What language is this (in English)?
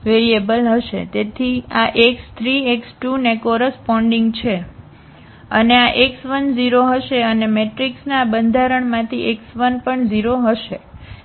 Gujarati